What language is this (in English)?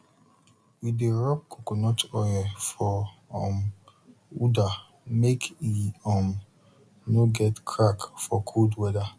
Nigerian Pidgin